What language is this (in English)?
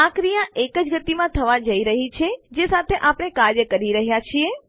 Gujarati